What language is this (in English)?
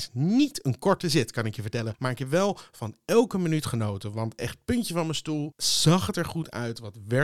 Dutch